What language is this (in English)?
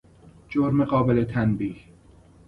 Persian